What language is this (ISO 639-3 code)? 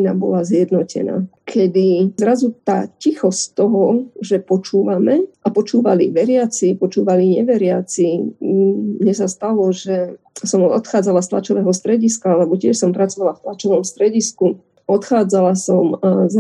slk